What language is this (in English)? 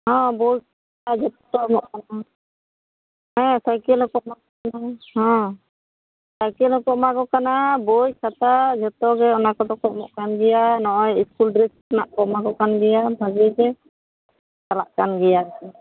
Santali